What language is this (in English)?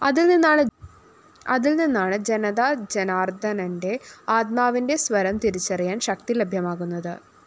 Malayalam